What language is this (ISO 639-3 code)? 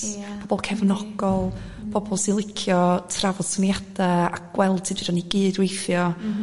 cym